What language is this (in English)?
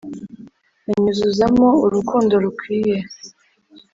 Kinyarwanda